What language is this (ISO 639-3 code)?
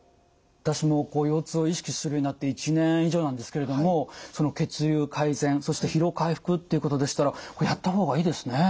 jpn